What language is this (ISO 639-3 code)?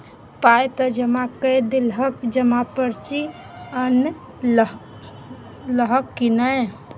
mai